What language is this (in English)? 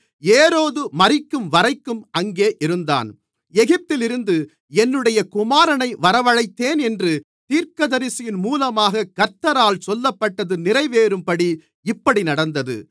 Tamil